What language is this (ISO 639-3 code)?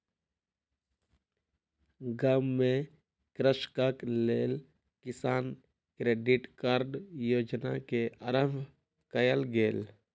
mai